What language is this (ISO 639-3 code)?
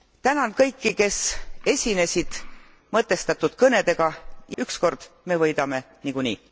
est